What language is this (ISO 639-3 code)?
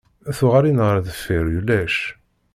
kab